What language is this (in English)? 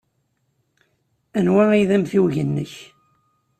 Kabyle